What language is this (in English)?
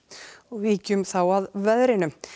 Icelandic